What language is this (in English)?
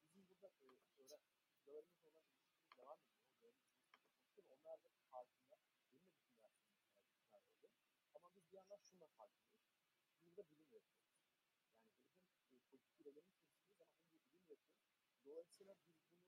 Turkish